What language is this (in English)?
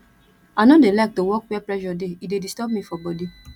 Nigerian Pidgin